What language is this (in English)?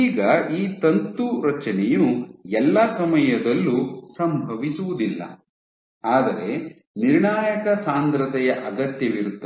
Kannada